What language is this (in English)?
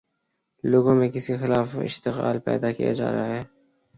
Urdu